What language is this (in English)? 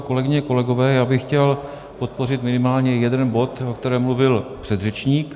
Czech